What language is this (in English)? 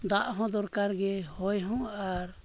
Santali